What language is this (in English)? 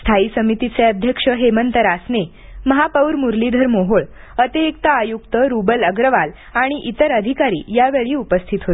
Marathi